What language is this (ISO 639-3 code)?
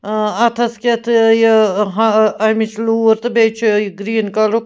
kas